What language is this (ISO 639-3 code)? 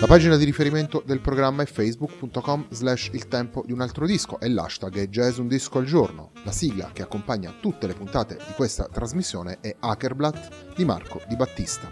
ita